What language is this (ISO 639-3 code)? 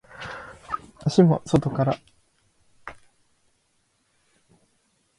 jpn